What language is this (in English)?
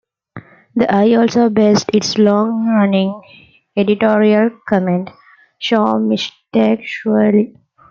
English